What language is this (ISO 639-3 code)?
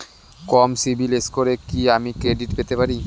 ben